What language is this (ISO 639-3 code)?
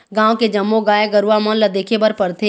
hne